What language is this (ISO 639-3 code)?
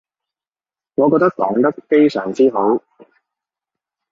yue